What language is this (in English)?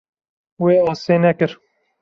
Kurdish